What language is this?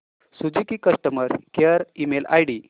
Marathi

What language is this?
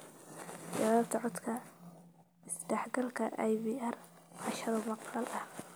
Somali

